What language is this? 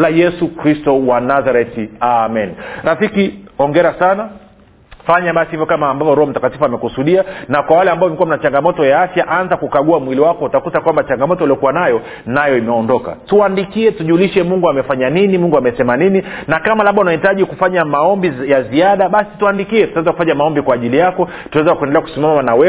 Swahili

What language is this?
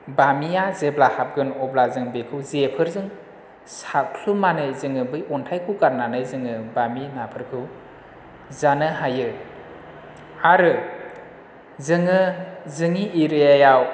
Bodo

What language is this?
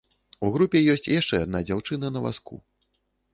Belarusian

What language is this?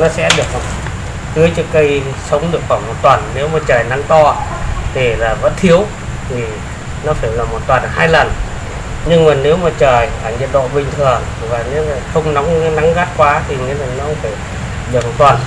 Vietnamese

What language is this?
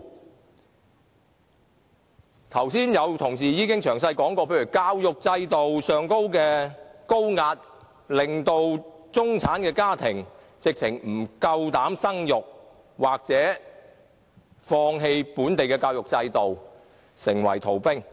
Cantonese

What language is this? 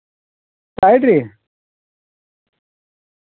Dogri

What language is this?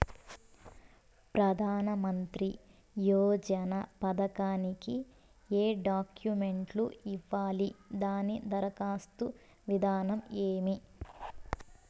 Telugu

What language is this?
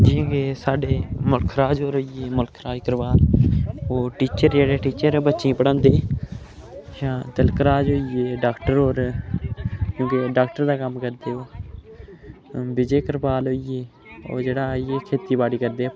Dogri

